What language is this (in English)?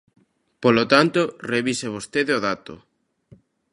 Galician